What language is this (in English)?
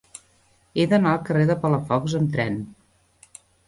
Catalan